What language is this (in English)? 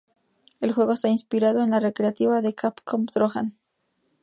Spanish